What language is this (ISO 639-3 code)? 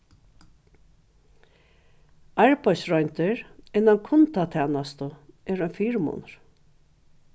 fao